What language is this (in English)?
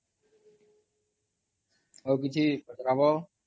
Odia